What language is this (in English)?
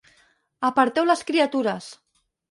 Catalan